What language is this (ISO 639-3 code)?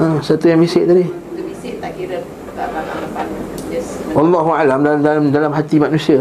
msa